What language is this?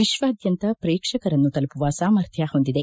Kannada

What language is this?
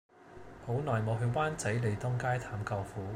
Cantonese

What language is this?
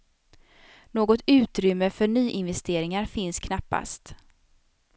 Swedish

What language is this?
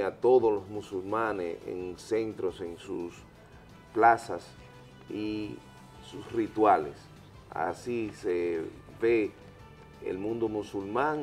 Spanish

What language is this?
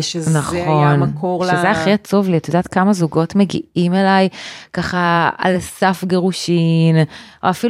Hebrew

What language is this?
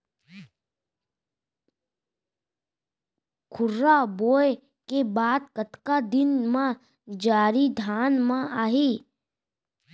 Chhattisgarhi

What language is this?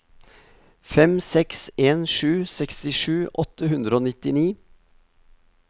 Norwegian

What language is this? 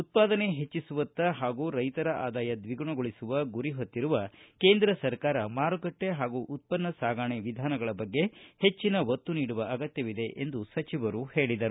Kannada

